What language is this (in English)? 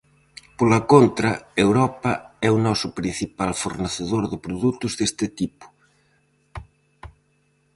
Galician